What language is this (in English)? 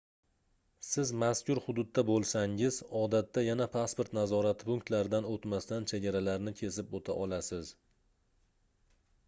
Uzbek